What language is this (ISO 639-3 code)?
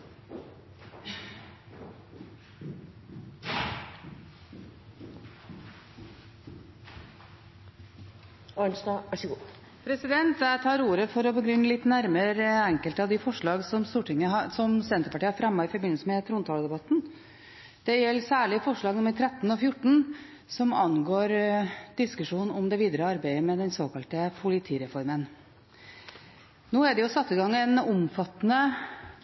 nob